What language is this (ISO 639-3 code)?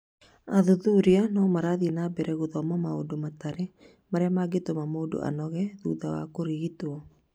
kik